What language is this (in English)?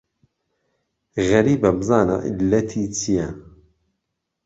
Central Kurdish